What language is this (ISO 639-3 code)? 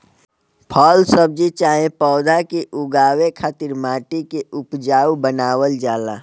bho